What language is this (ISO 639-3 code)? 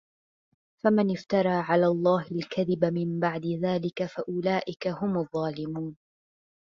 ara